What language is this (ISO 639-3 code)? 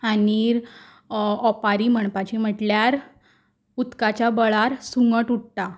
kok